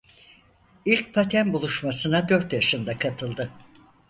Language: Turkish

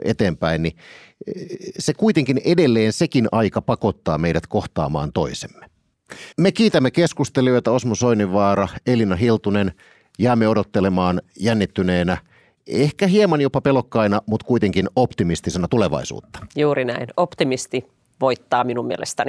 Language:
Finnish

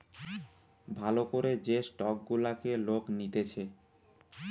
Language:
Bangla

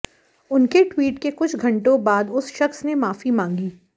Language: Hindi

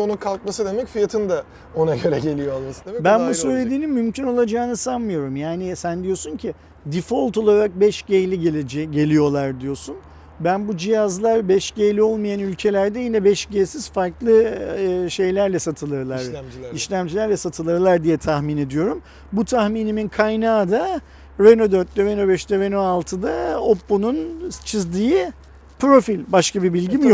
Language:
Turkish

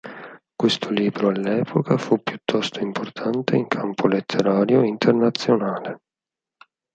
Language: Italian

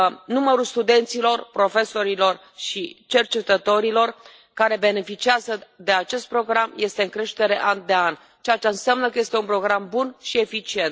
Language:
Romanian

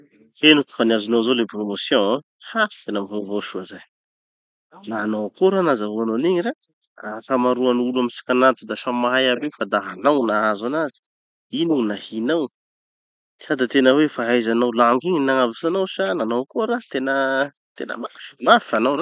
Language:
Tanosy Malagasy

